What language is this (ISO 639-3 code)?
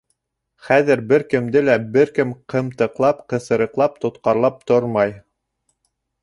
bak